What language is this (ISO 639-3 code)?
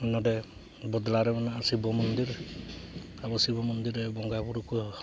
sat